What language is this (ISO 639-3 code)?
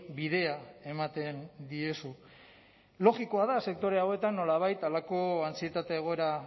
eus